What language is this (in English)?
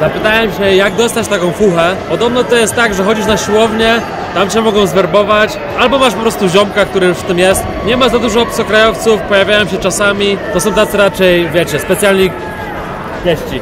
Polish